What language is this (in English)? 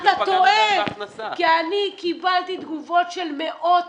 Hebrew